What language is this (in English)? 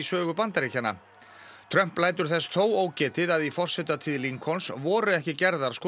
Icelandic